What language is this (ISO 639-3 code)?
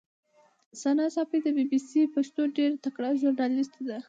pus